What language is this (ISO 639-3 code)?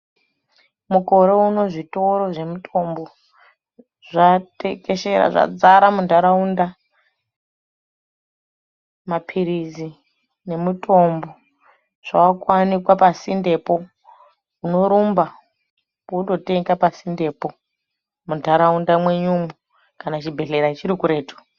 ndc